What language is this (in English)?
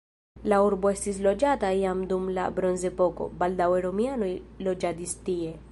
Esperanto